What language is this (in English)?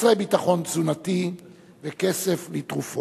Hebrew